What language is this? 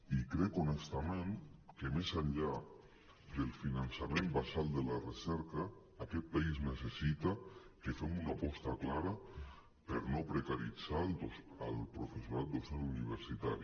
Catalan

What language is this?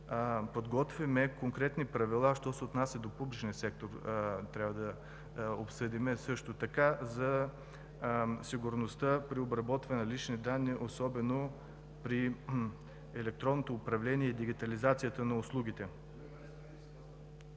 Bulgarian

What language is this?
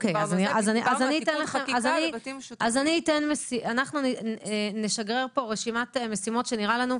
Hebrew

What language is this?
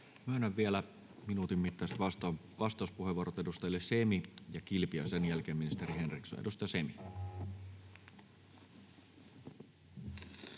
Finnish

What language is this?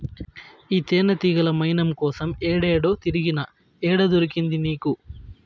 Telugu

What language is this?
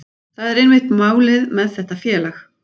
Icelandic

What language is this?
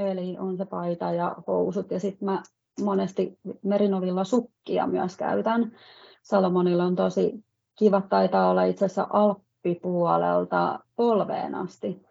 Finnish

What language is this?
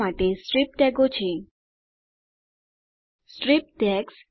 Gujarati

